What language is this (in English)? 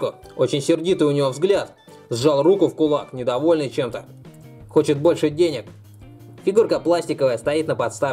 Russian